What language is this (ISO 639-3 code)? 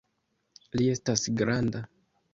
epo